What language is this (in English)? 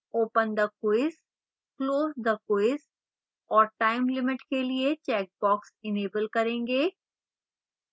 Hindi